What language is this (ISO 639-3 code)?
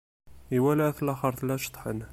kab